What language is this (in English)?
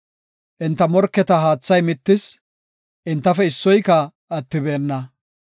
Gofa